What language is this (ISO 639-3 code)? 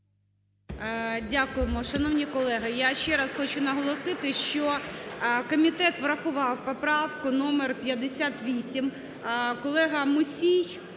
ukr